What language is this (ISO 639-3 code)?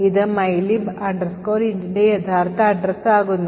mal